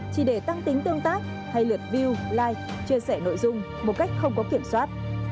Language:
Vietnamese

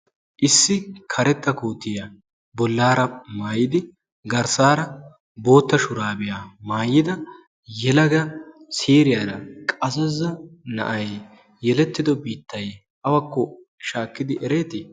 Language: Wolaytta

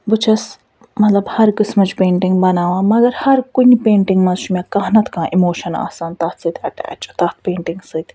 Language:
Kashmiri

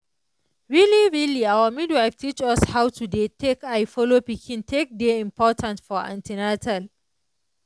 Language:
Nigerian Pidgin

